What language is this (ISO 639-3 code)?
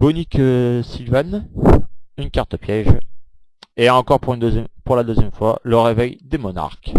fra